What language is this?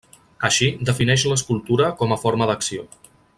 Catalan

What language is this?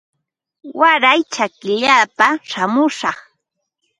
Ambo-Pasco Quechua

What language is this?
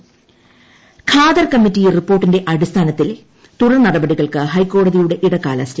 Malayalam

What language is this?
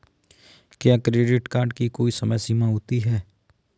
Hindi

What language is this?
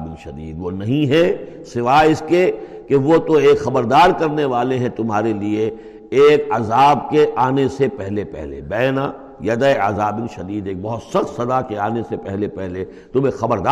Urdu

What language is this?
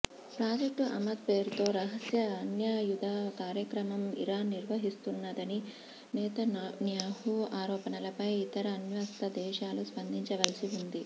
Telugu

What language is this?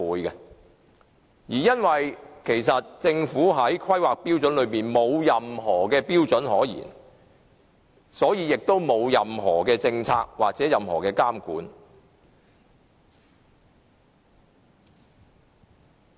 Cantonese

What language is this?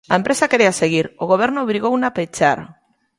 Galician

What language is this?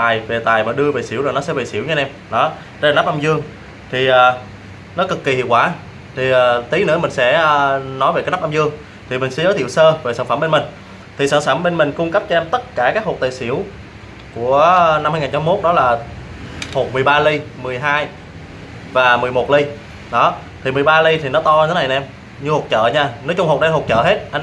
Vietnamese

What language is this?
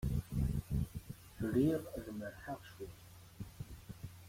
Kabyle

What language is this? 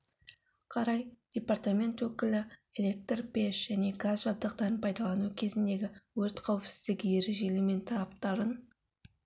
Kazakh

